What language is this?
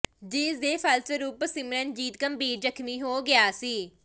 Punjabi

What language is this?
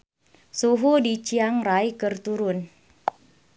Sundanese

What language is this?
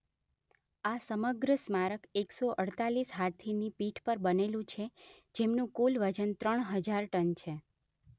Gujarati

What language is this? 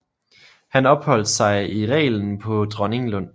Danish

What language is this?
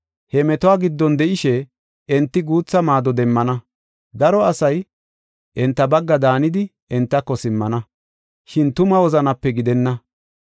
Gofa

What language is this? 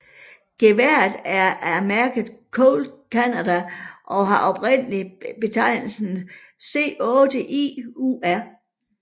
Danish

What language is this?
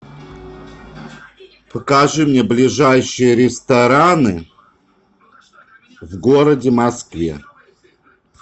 Russian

